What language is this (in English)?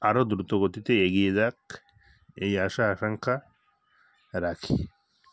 Bangla